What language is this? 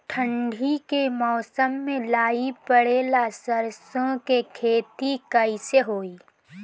Bhojpuri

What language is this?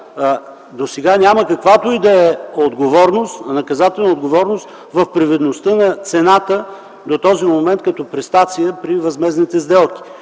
Bulgarian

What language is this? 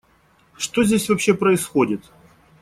Russian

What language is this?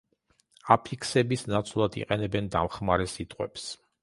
Georgian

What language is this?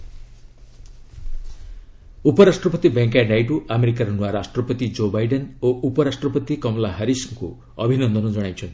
Odia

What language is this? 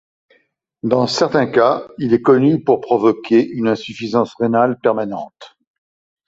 French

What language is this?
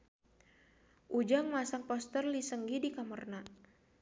Sundanese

